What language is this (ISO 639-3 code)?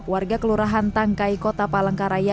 ind